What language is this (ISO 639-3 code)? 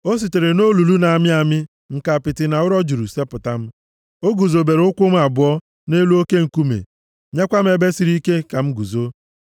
ibo